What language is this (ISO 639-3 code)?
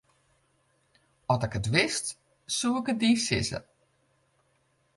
fry